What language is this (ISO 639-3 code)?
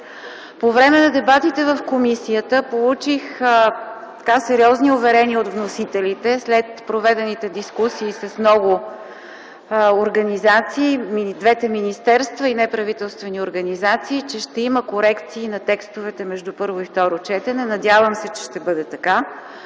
bul